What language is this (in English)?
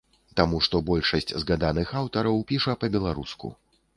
Belarusian